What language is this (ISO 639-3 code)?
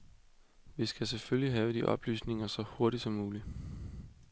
dan